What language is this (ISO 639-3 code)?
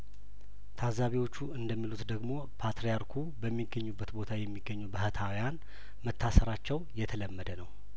amh